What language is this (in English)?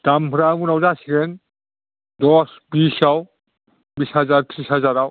Bodo